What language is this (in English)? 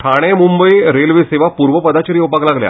Konkani